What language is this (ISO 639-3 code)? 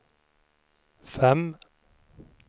swe